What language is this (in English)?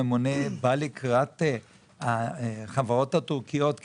Hebrew